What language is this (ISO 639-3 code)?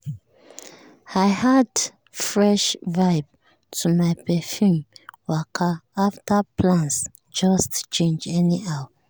pcm